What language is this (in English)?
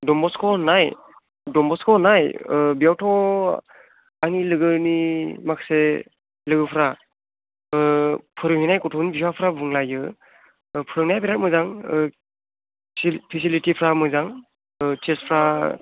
Bodo